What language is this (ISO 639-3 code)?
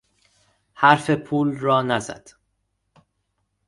fas